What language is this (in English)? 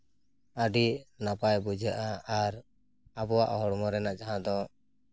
Santali